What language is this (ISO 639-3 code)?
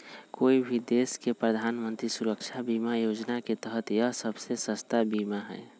mag